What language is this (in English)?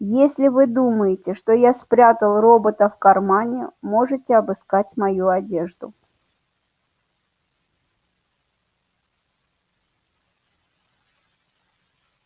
Russian